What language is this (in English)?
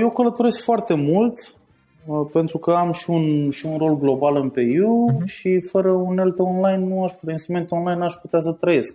Romanian